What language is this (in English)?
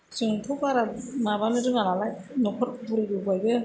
Bodo